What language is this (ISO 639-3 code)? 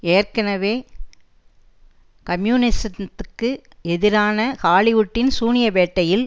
tam